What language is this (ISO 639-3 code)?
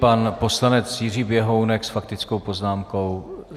ces